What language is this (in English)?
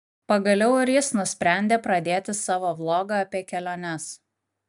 Lithuanian